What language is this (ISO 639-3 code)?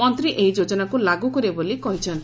ori